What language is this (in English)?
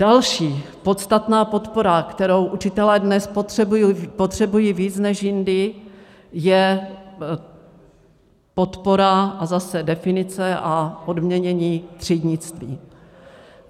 Czech